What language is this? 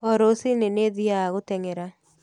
Kikuyu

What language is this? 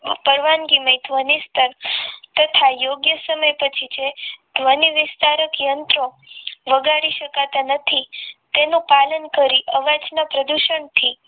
Gujarati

